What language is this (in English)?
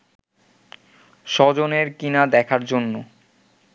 Bangla